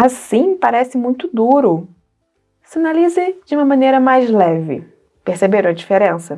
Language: Portuguese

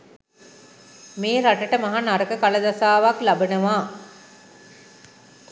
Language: Sinhala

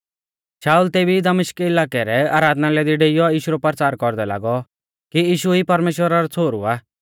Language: Mahasu Pahari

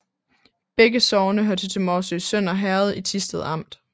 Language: Danish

